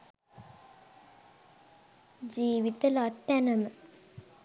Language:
Sinhala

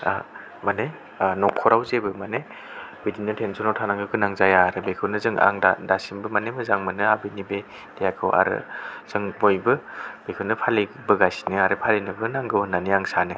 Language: Bodo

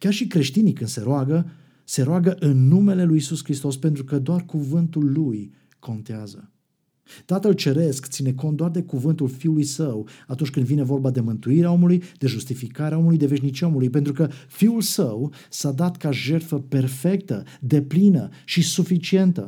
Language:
Romanian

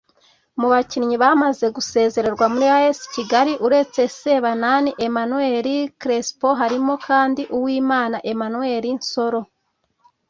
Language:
Kinyarwanda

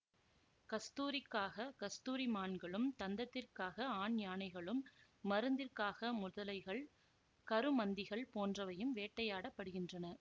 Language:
Tamil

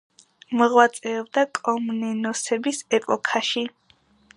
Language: Georgian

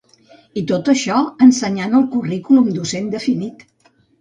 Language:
Catalan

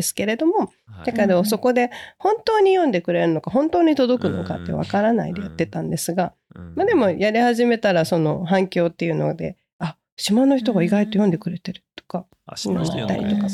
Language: Japanese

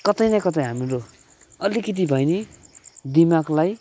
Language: Nepali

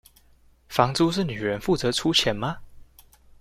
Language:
Chinese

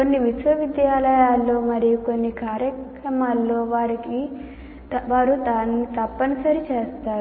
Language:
Telugu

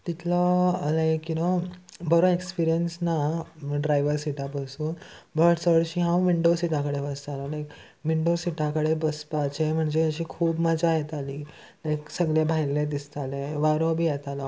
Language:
Konkani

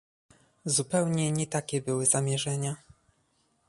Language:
Polish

